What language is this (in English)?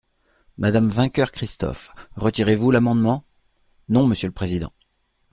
French